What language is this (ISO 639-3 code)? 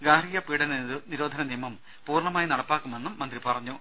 mal